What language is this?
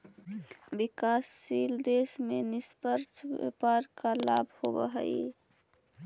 Magahi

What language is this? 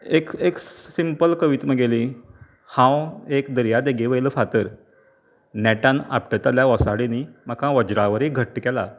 Konkani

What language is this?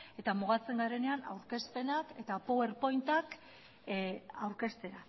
Basque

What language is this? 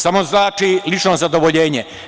Serbian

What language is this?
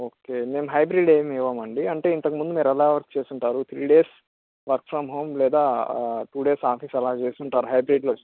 Telugu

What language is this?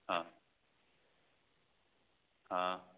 Maithili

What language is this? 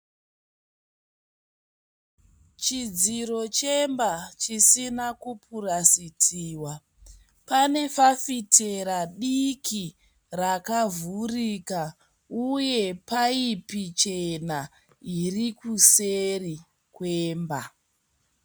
Shona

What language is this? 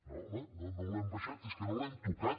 Catalan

